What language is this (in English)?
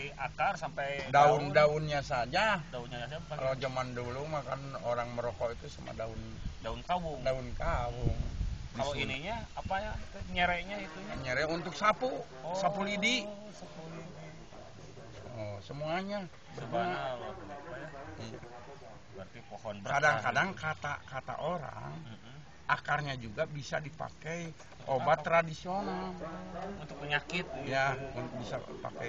Indonesian